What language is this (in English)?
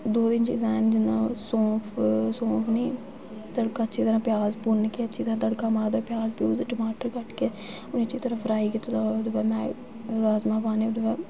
Dogri